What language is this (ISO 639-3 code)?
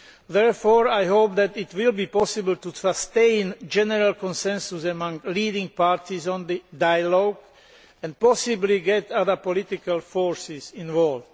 eng